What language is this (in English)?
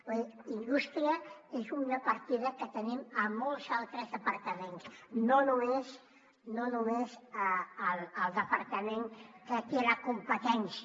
Catalan